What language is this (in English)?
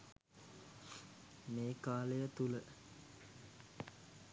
Sinhala